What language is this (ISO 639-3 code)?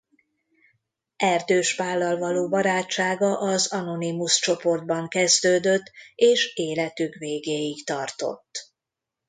hun